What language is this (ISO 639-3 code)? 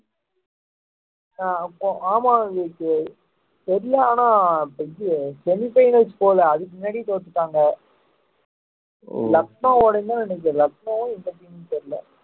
tam